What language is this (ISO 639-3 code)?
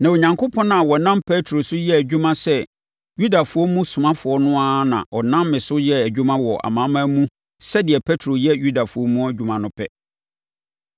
aka